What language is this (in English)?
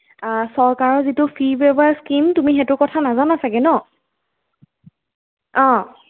Assamese